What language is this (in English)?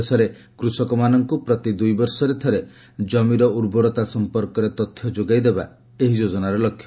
Odia